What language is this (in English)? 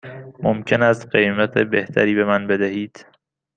Persian